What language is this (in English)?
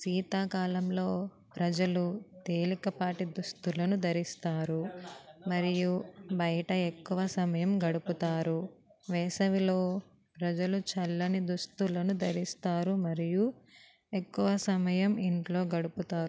Telugu